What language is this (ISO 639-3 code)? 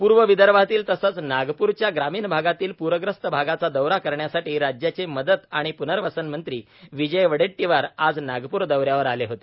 mar